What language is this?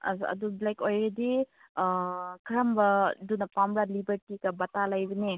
Manipuri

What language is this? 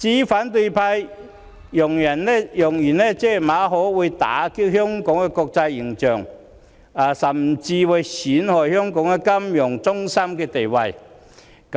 Cantonese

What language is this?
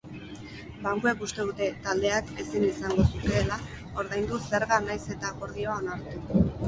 Basque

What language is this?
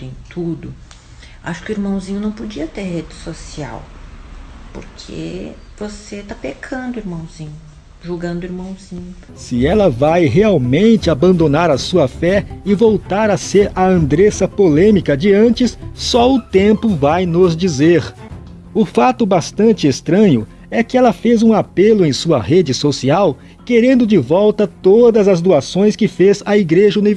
Portuguese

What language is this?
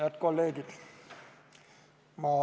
Estonian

